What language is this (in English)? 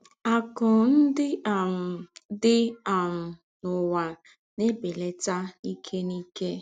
Igbo